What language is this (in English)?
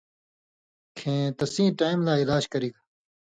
Indus Kohistani